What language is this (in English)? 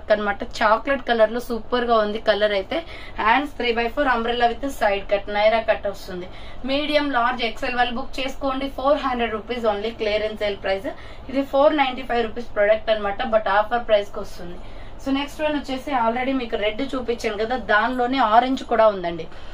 Telugu